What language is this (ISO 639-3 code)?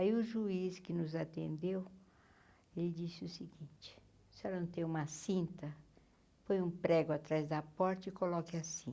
por